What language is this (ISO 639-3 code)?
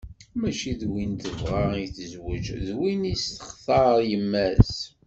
kab